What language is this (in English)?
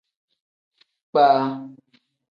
Tem